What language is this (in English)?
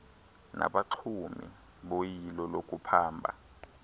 Xhosa